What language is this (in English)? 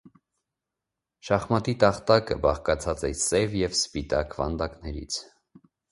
Armenian